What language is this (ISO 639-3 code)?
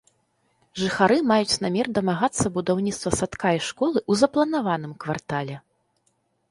bel